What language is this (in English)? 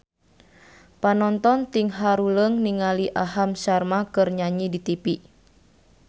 Sundanese